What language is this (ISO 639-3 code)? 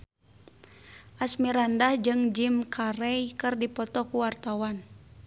sun